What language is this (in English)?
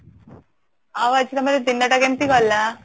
Odia